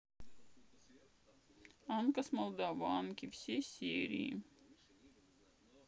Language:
Russian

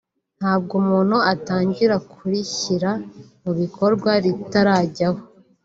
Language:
Kinyarwanda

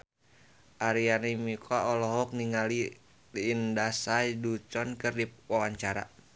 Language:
Sundanese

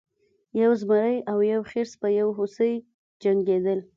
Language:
Pashto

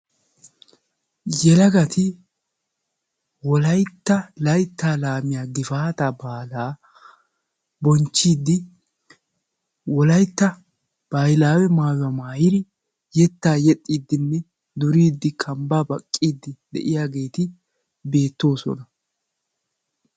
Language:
Wolaytta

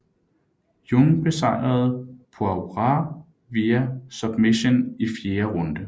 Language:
Danish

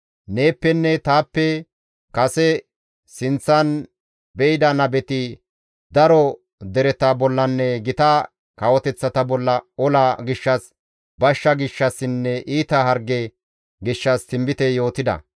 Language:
Gamo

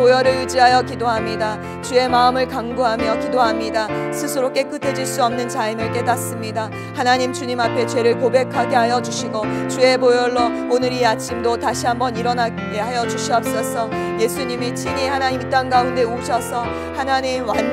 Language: Korean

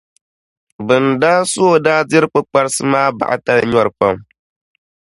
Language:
Dagbani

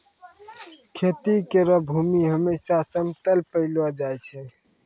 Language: Maithili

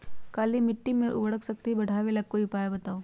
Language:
Magahi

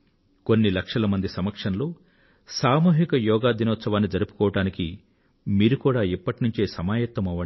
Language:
Telugu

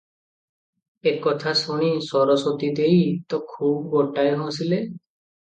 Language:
Odia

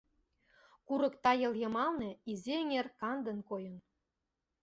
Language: Mari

